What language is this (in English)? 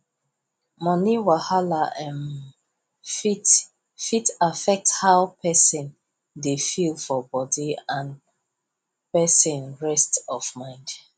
Nigerian Pidgin